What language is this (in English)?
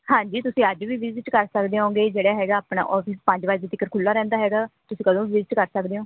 Punjabi